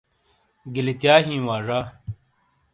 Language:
Shina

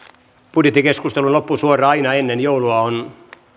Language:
Finnish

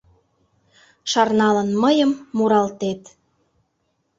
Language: Mari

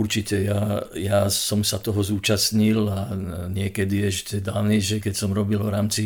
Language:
Slovak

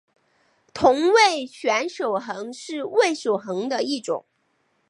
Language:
Chinese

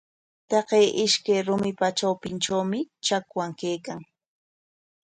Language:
Corongo Ancash Quechua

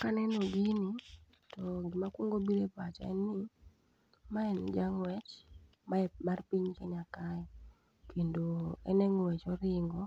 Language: Luo (Kenya and Tanzania)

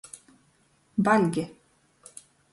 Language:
Latgalian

